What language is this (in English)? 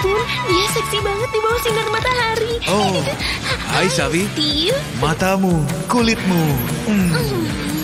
Indonesian